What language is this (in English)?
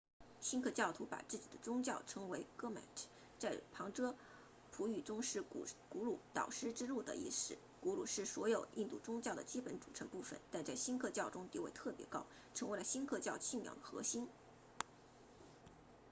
Chinese